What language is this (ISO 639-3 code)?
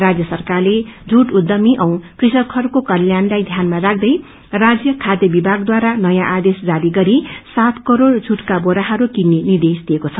nep